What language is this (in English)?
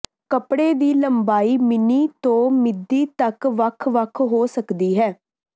Punjabi